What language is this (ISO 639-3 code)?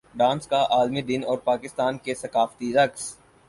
urd